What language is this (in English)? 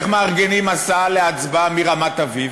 Hebrew